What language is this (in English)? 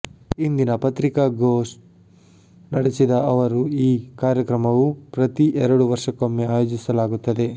Kannada